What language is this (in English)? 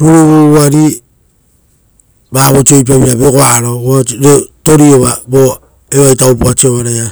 Rotokas